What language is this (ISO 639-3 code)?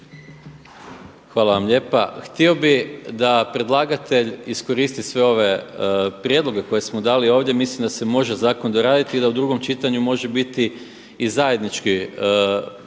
hrv